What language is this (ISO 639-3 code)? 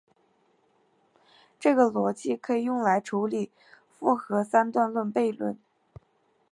zho